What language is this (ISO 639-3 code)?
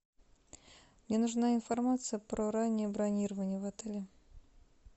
rus